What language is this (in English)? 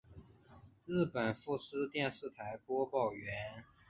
Chinese